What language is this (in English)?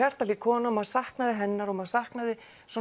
Icelandic